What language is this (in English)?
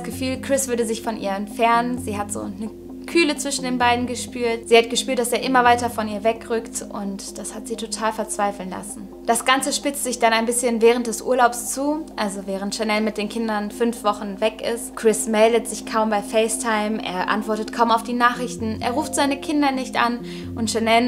German